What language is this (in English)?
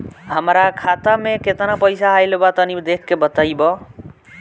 Bhojpuri